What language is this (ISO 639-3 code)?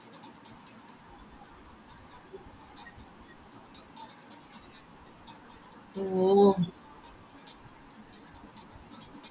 mal